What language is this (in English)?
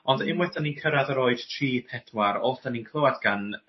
Welsh